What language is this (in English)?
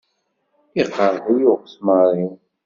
Kabyle